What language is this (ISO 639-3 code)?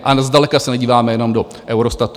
ces